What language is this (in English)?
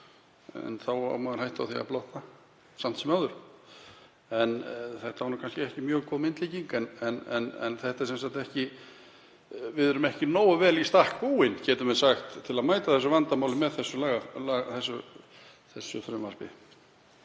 Icelandic